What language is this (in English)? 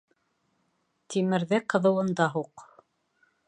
Bashkir